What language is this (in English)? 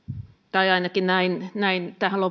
Finnish